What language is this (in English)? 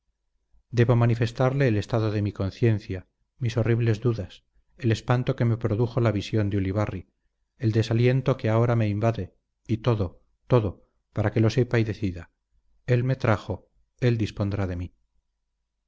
Spanish